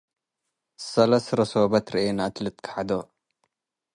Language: Tigre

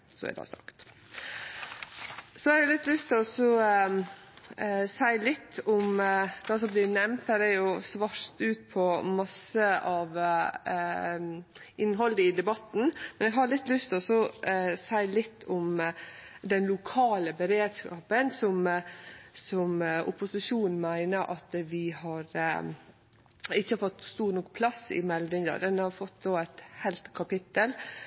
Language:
Norwegian Nynorsk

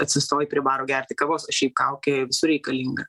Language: Lithuanian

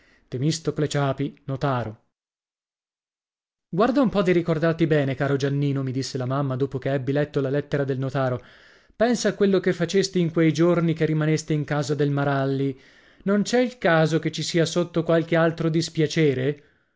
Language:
Italian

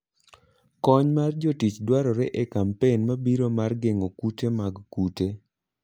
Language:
Luo (Kenya and Tanzania)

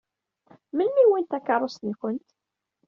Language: Kabyle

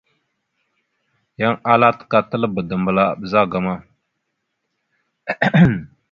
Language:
Mada (Cameroon)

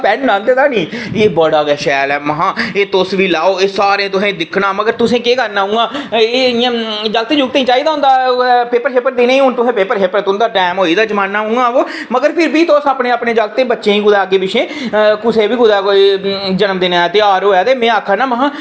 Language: Dogri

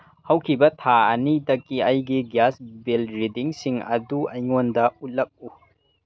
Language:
Manipuri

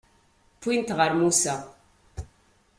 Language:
Kabyle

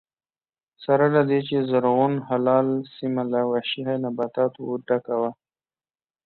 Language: Pashto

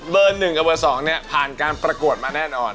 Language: Thai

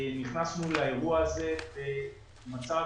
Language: Hebrew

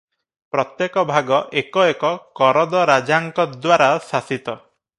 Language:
Odia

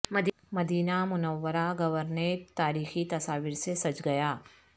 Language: Urdu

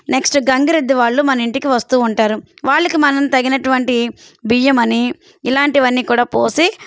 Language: Telugu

